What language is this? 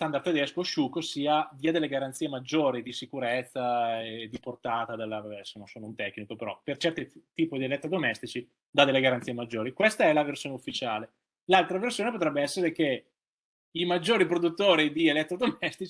Italian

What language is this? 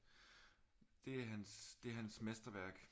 Danish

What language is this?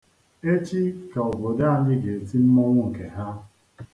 Igbo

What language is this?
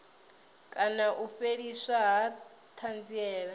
Venda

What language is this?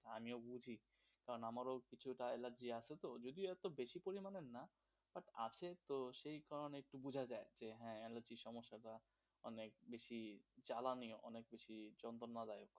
Bangla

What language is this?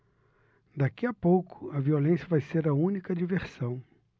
Portuguese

